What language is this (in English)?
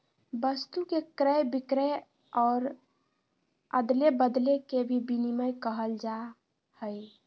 Magahi